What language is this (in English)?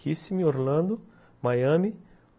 Portuguese